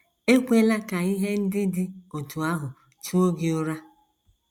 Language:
Igbo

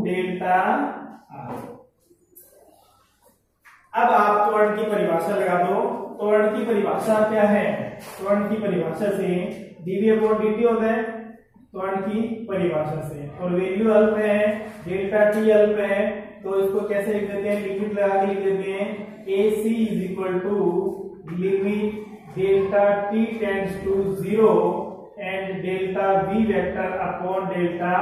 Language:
Hindi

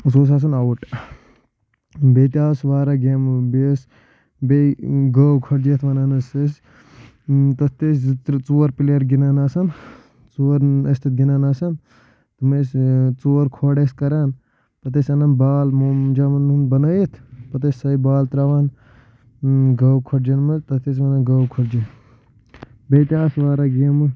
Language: Kashmiri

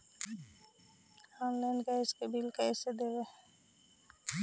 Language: Magahi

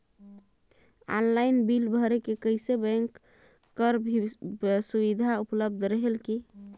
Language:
Chhattisgarhi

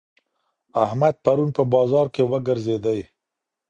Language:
Pashto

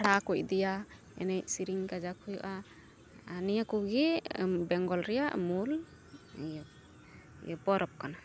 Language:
Santali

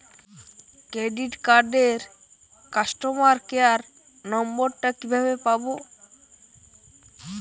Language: Bangla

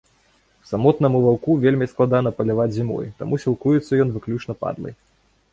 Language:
Belarusian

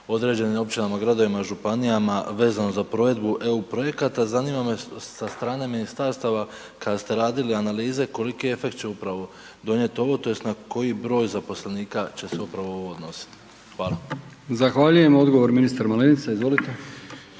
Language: Croatian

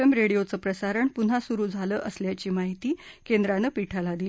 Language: Marathi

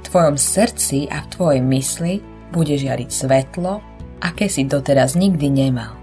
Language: Slovak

